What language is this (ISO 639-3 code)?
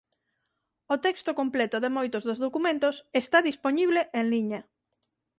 glg